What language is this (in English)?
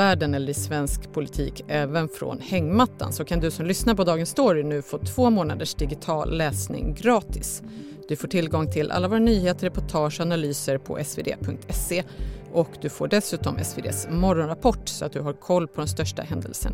Swedish